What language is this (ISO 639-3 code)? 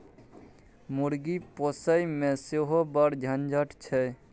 mai